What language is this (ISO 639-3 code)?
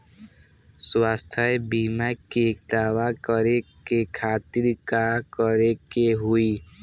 bho